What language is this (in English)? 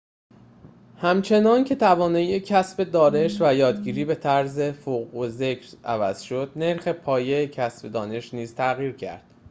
Persian